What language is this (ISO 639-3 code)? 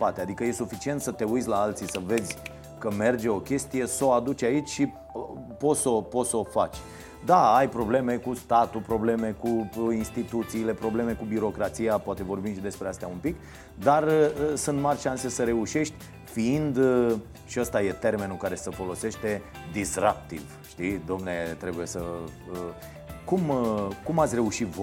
ron